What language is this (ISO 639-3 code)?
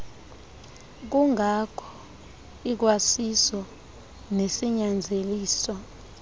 xho